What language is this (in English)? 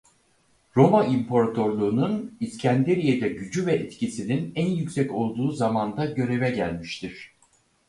Turkish